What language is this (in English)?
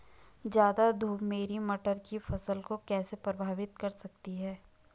Hindi